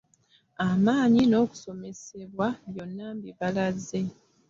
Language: Ganda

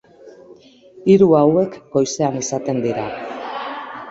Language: Basque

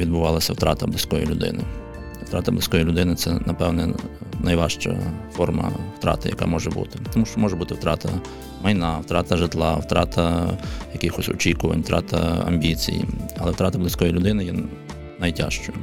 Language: Ukrainian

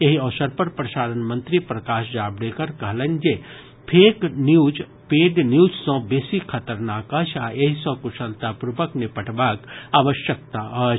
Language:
Maithili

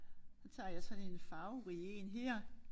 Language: Danish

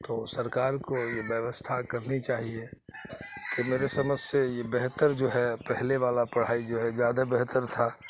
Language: Urdu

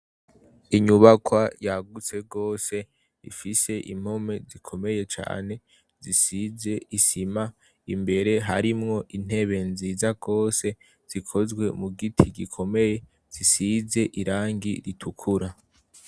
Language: Rundi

